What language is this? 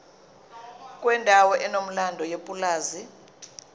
Zulu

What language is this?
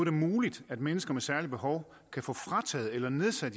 Danish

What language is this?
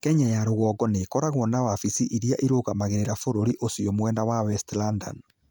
Kikuyu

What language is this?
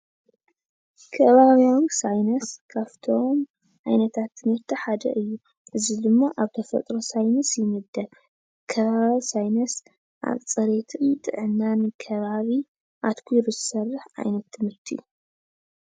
Tigrinya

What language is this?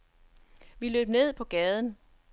Danish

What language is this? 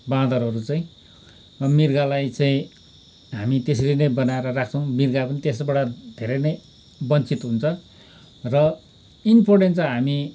Nepali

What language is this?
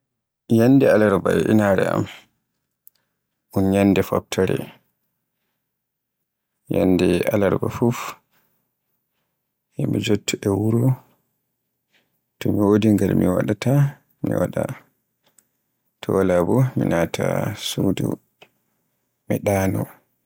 Borgu Fulfulde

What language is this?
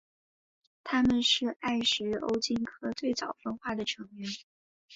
Chinese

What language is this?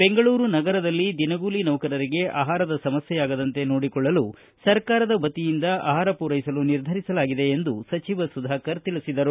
Kannada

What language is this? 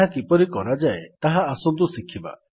Odia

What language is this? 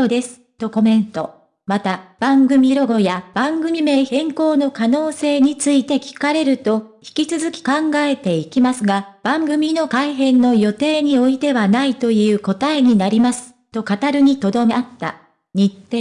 Japanese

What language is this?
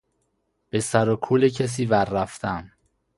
Persian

